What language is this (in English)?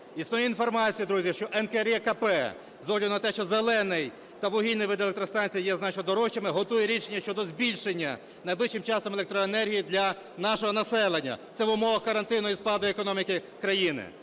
Ukrainian